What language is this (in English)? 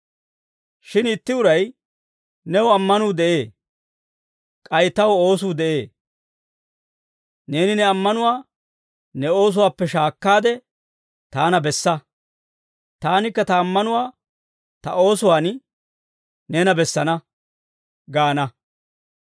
Dawro